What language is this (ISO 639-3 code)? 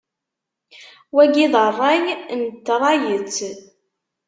kab